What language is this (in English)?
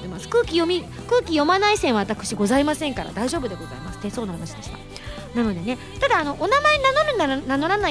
Japanese